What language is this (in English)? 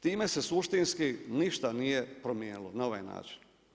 Croatian